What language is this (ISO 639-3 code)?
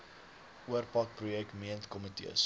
afr